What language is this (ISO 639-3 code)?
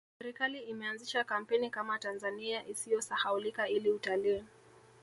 swa